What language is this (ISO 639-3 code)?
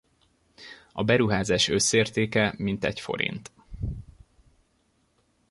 hun